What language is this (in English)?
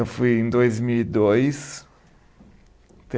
Portuguese